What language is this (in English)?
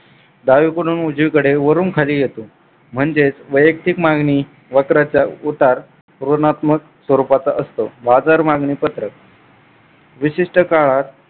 Marathi